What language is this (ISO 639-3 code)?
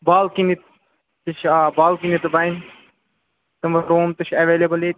kas